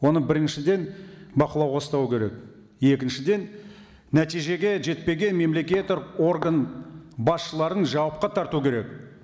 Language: Kazakh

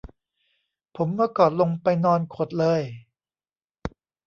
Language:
Thai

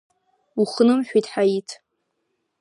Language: Abkhazian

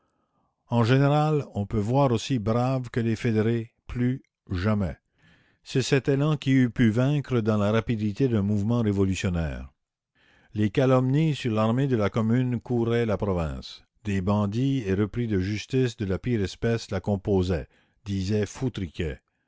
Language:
French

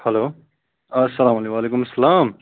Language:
Kashmiri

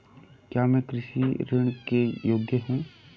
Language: Hindi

